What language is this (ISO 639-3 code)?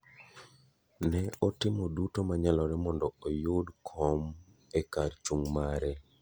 luo